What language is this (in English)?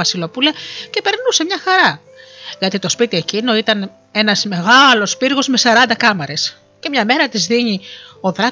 Greek